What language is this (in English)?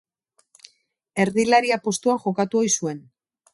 Basque